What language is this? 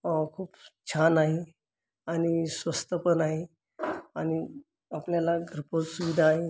Marathi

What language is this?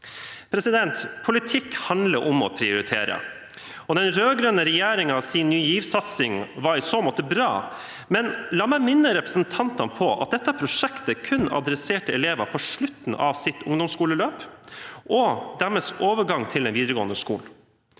Norwegian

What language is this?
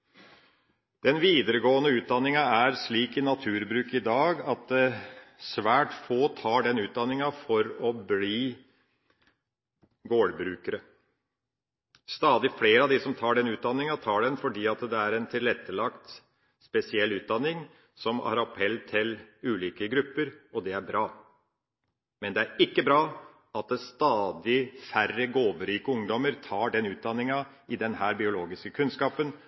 Norwegian Bokmål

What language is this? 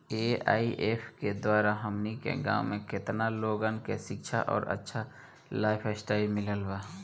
Bhojpuri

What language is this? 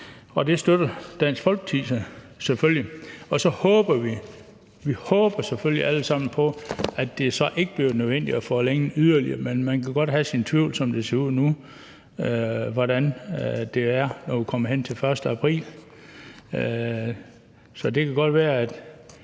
Danish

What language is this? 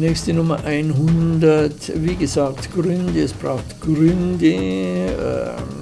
German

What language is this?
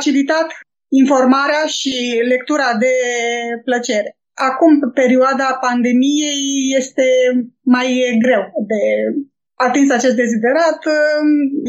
Romanian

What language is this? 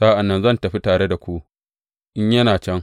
Hausa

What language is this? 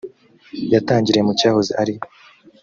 Kinyarwanda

